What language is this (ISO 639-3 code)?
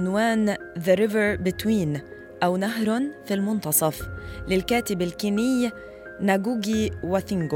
ara